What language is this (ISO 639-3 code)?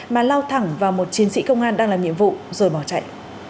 vie